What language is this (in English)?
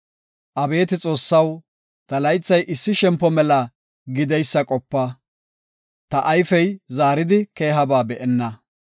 Gofa